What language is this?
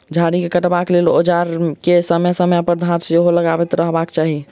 Maithili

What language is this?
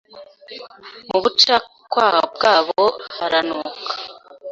Kinyarwanda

